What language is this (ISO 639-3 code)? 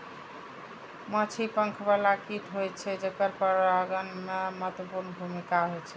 mai